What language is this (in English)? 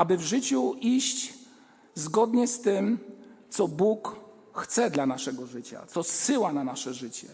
Polish